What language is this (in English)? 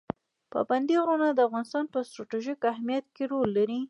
Pashto